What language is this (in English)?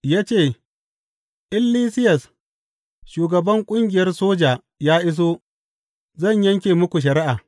Hausa